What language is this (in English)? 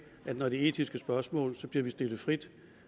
Danish